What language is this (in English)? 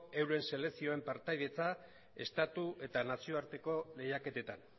Basque